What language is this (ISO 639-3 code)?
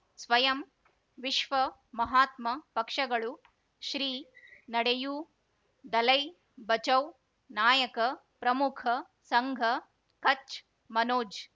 kan